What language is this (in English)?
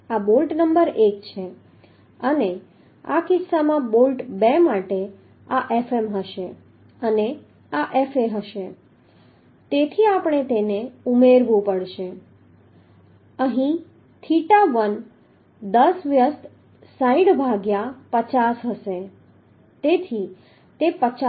Gujarati